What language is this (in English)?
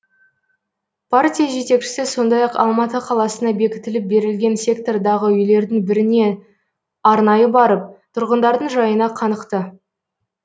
Kazakh